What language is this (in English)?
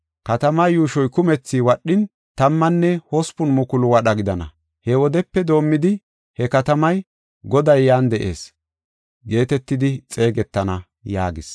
Gofa